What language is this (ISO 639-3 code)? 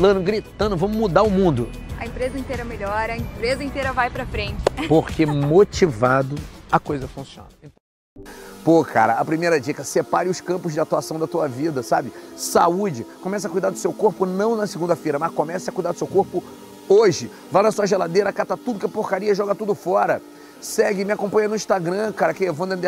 por